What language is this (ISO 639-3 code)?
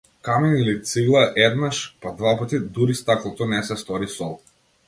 mkd